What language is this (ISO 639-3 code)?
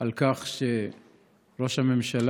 heb